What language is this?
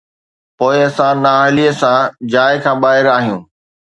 Sindhi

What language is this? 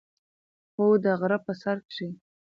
Pashto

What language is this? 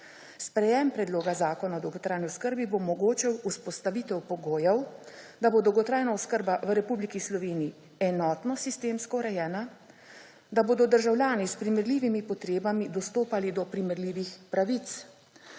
Slovenian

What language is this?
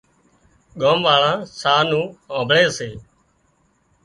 Wadiyara Koli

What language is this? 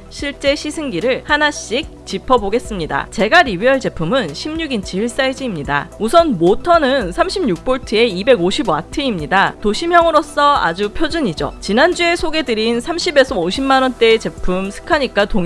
Korean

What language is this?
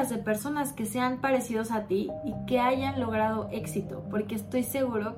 Spanish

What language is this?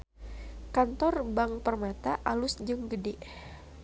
Sundanese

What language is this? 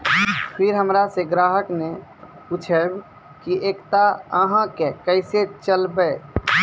Maithili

